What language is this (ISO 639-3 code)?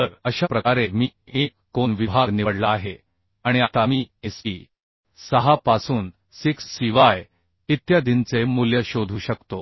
mar